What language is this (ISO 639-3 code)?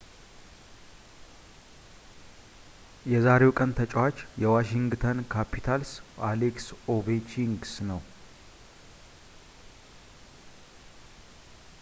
amh